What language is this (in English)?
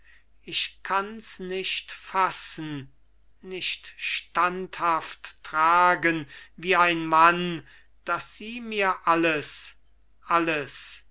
German